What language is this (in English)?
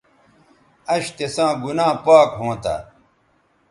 Bateri